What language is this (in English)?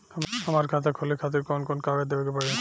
Bhojpuri